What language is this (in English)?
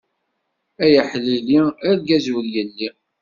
Kabyle